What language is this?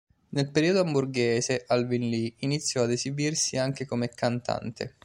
Italian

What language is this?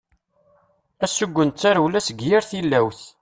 Kabyle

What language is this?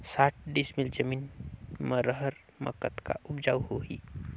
Chhattisgarhi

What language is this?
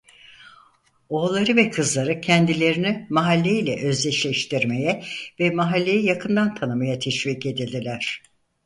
Turkish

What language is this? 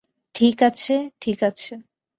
Bangla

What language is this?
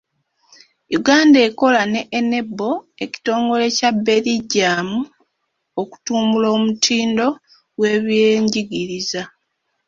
Ganda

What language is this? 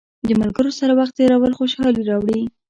Pashto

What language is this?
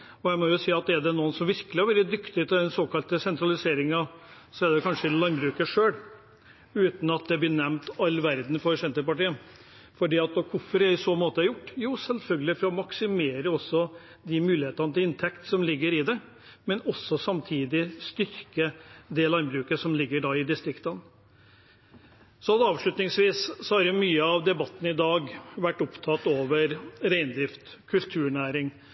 Norwegian Bokmål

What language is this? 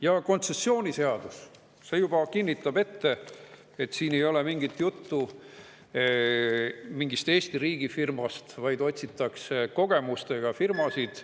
Estonian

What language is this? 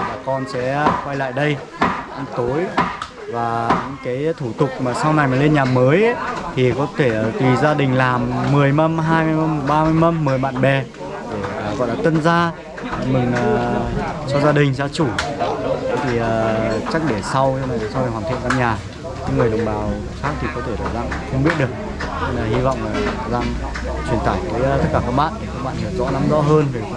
Vietnamese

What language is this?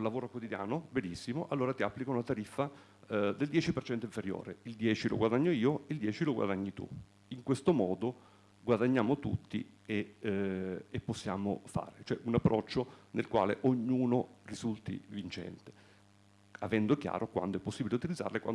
Italian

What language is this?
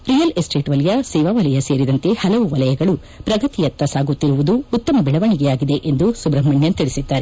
Kannada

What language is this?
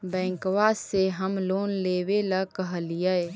Magahi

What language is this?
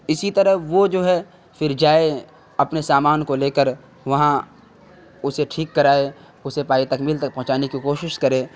Urdu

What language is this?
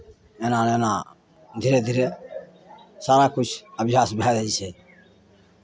Maithili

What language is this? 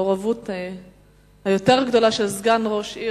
Hebrew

